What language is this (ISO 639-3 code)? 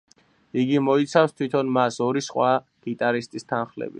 kat